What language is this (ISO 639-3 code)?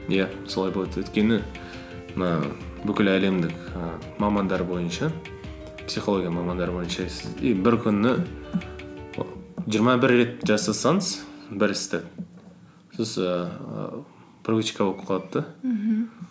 kaz